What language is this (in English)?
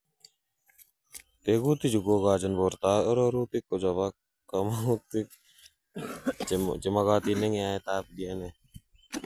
Kalenjin